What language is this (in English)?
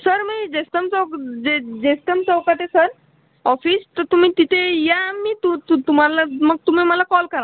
Marathi